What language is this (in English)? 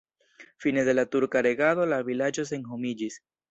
Esperanto